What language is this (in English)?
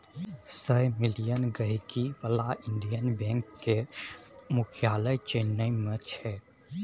Maithili